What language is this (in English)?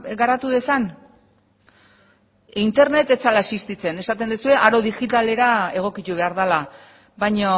Basque